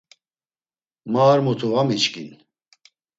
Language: Laz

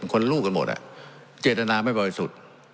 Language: Thai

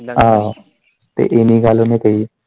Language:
Punjabi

